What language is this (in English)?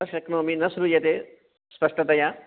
Sanskrit